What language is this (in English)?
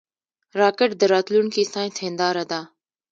Pashto